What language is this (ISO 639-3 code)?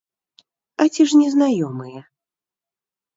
bel